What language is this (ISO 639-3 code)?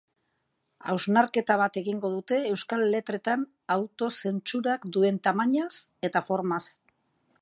eus